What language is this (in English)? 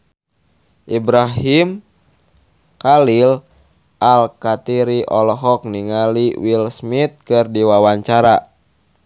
Sundanese